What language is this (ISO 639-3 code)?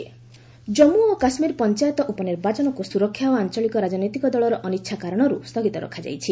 ori